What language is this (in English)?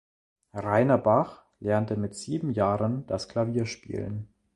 German